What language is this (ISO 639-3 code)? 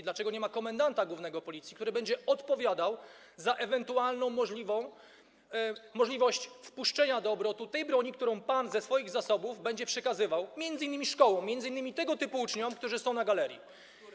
pol